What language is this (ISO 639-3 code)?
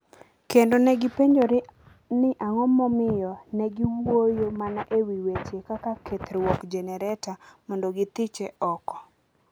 luo